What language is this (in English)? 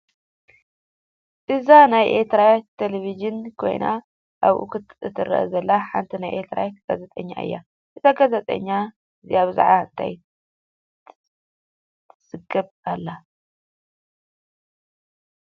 Tigrinya